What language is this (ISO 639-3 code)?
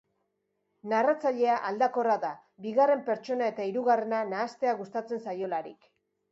eus